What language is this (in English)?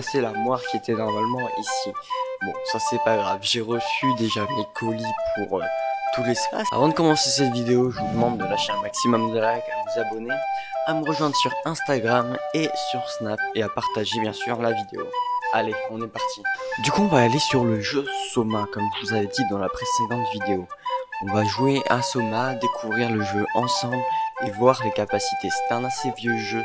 French